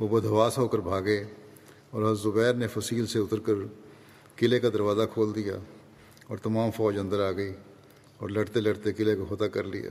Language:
Urdu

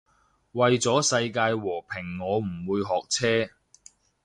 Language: Cantonese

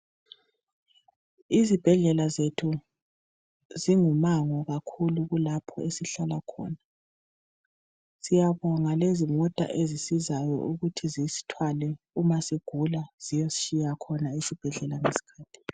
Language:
North Ndebele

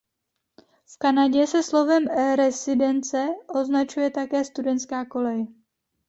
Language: Czech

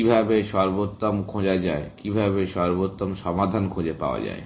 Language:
Bangla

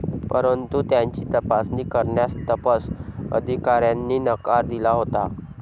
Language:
Marathi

